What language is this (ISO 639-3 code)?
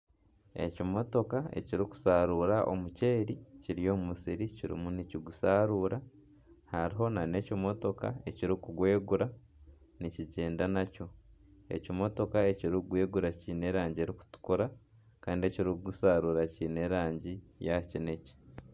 nyn